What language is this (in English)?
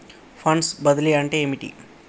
Telugu